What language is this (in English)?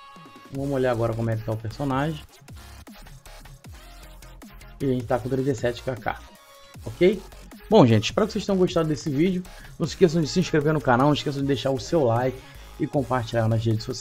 Portuguese